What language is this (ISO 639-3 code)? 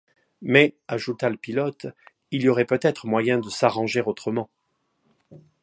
fra